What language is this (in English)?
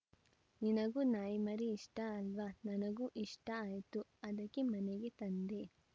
Kannada